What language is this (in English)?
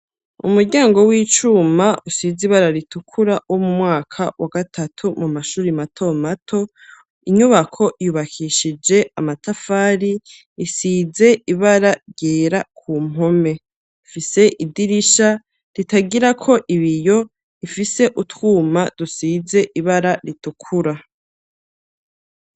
Rundi